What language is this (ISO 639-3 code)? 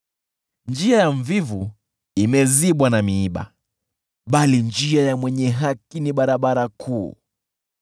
swa